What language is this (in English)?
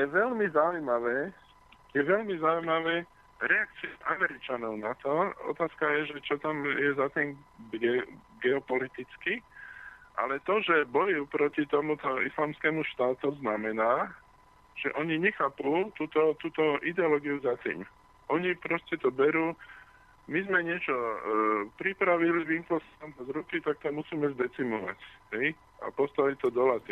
Slovak